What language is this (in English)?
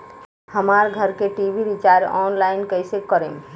Bhojpuri